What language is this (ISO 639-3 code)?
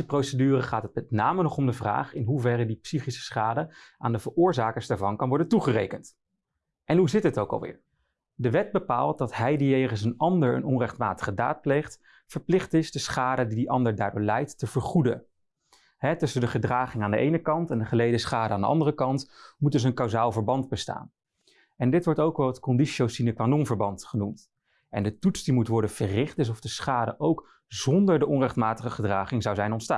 nld